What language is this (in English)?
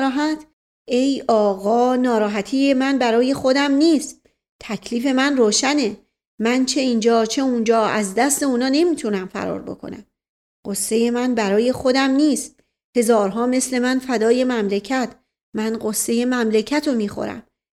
Persian